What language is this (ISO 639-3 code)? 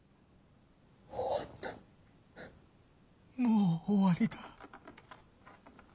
jpn